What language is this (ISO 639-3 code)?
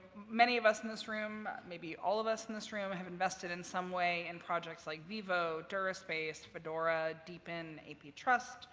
eng